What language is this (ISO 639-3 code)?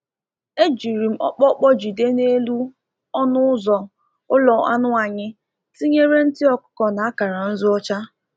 ibo